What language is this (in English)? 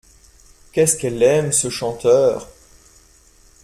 French